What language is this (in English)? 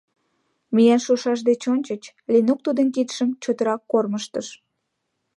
Mari